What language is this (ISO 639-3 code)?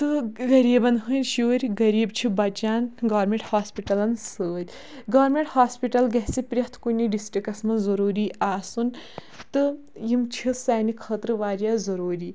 kas